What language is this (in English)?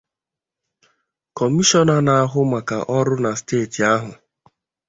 Igbo